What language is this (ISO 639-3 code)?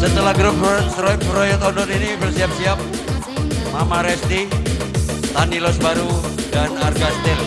ind